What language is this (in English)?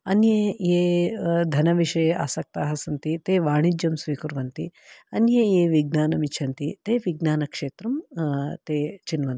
Sanskrit